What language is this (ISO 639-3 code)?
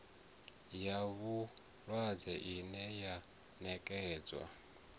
ven